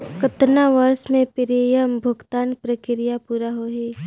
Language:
Chhattisgarhi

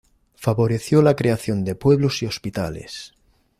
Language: Spanish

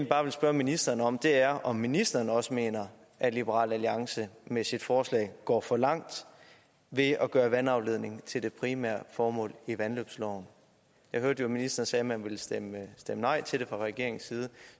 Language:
Danish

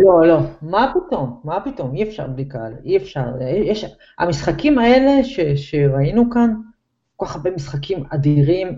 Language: Hebrew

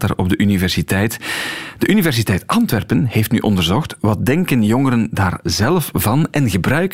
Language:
Dutch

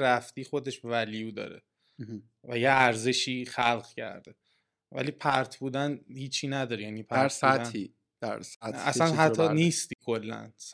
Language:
Persian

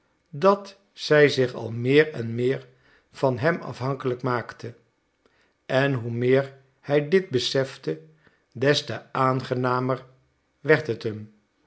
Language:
Dutch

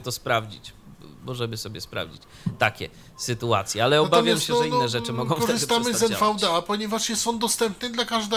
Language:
Polish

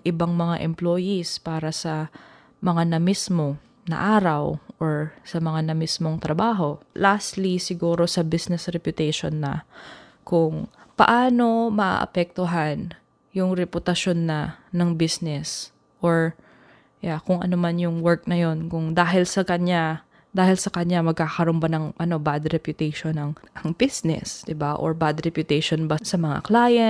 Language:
Filipino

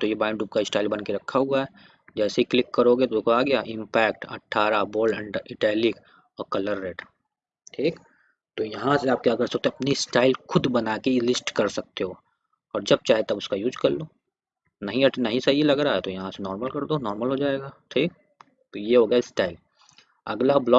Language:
Hindi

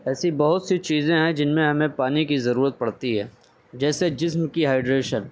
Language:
Urdu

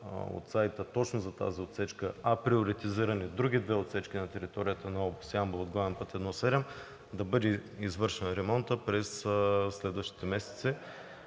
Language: Bulgarian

